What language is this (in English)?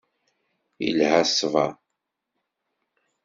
Kabyle